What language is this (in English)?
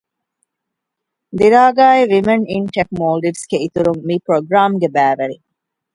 Divehi